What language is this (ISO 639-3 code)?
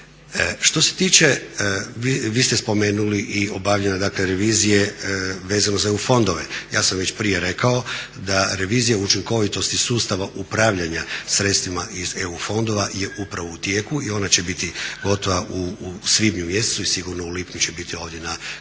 hrv